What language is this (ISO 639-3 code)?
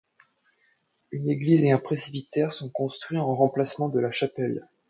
fra